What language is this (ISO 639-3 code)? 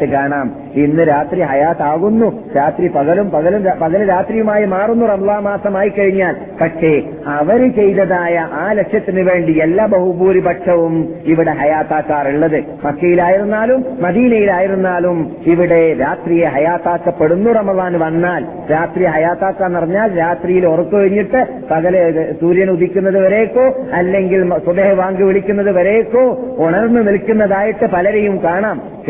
mal